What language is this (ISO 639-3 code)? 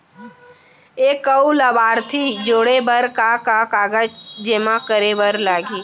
hne